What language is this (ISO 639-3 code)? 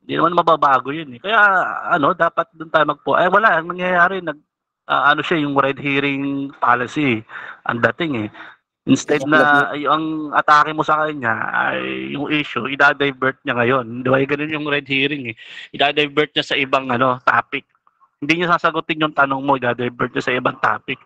fil